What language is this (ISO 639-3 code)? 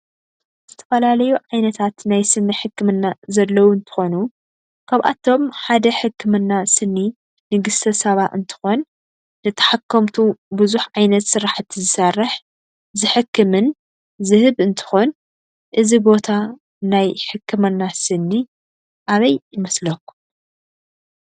tir